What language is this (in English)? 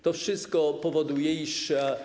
Polish